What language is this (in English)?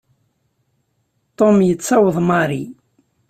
Kabyle